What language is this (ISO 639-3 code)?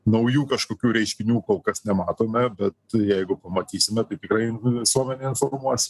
lit